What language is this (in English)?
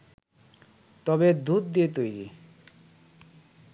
Bangla